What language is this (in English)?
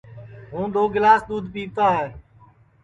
Sansi